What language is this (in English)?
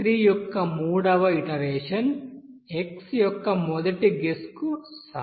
Telugu